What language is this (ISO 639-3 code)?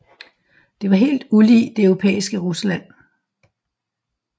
dan